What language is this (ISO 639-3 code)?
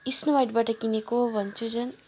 nep